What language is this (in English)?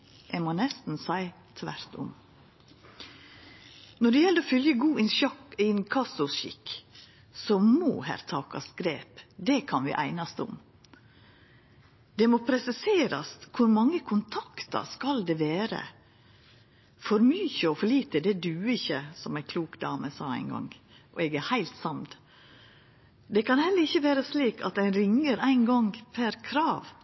Norwegian Nynorsk